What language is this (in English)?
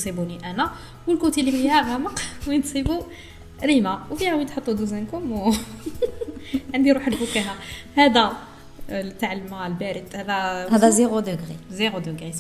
Arabic